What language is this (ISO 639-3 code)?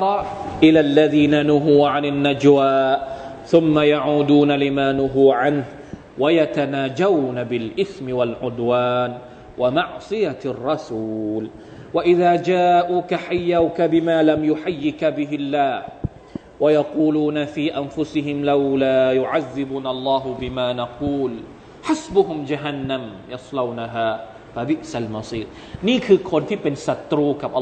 tha